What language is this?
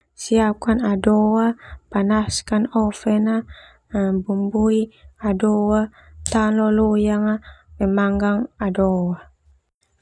Termanu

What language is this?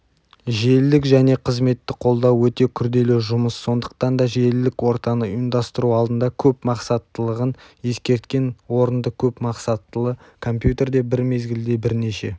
Kazakh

